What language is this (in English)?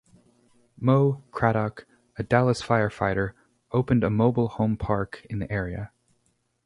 English